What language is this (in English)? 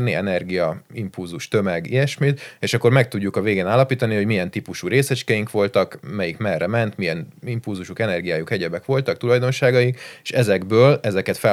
Hungarian